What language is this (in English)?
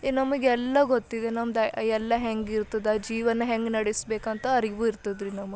Kannada